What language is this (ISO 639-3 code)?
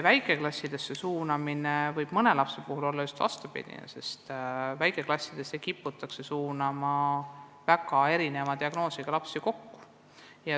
est